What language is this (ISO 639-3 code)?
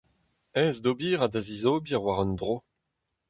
bre